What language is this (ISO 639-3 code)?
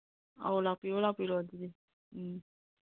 mni